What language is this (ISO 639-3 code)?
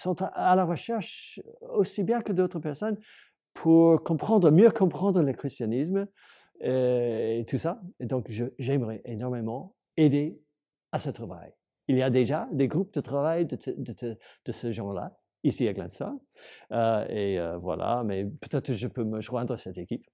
fra